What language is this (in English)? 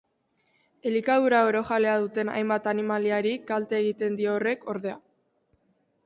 Basque